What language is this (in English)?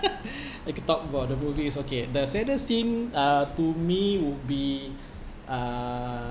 English